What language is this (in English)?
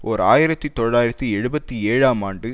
Tamil